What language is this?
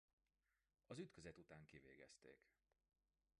Hungarian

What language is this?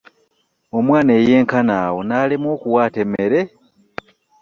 Ganda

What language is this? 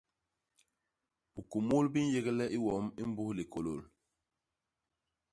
Basaa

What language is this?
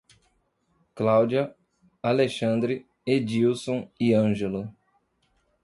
Portuguese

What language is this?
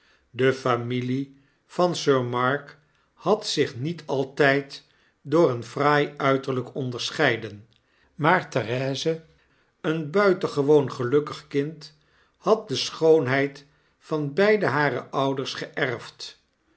Dutch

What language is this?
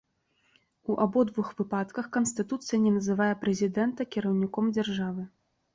Belarusian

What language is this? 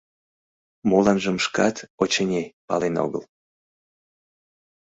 Mari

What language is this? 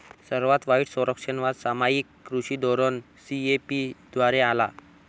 Marathi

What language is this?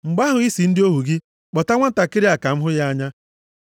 Igbo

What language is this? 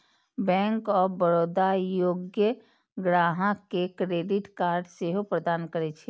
Maithili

